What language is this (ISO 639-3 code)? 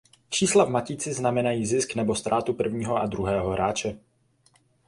ces